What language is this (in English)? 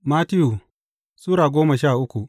Hausa